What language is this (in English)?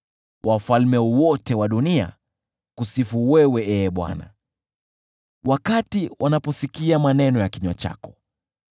Swahili